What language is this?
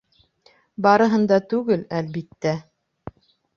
Bashkir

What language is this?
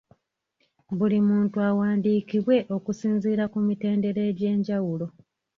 Ganda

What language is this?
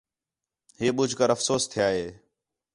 Khetrani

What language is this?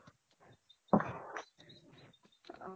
Assamese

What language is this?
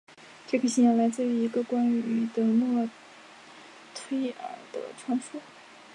Chinese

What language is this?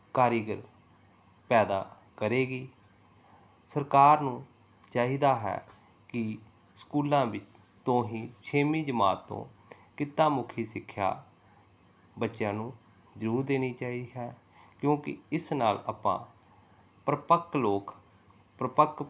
Punjabi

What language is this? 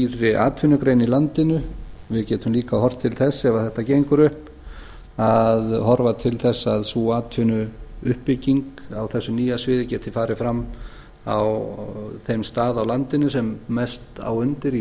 Icelandic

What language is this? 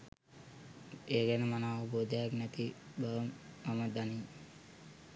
Sinhala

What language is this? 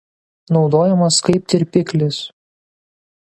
Lithuanian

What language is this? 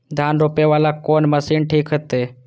Maithili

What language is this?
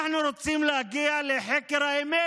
Hebrew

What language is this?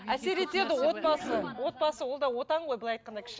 Kazakh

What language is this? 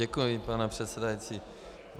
Czech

